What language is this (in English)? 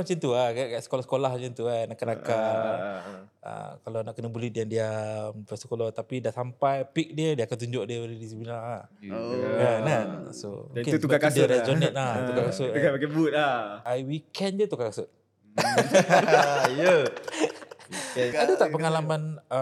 Malay